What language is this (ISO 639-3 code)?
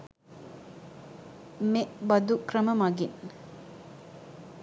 sin